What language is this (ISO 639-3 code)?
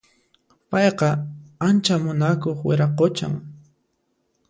qxp